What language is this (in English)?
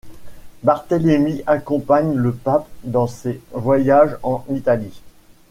French